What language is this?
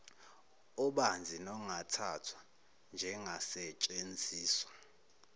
Zulu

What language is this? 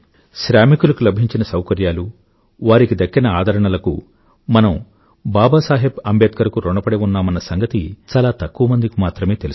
Telugu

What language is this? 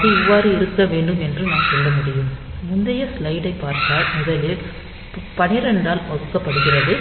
Tamil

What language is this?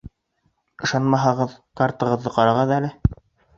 Bashkir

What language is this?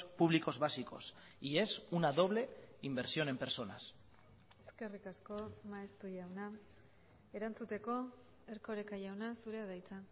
Basque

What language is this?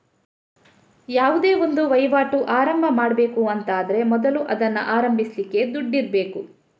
Kannada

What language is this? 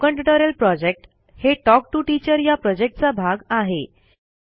Marathi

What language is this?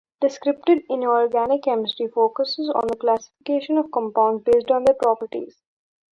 English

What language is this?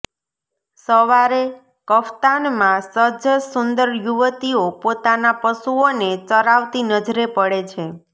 Gujarati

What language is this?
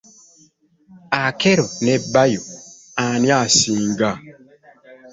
Ganda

